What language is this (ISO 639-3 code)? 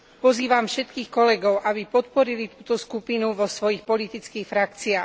slk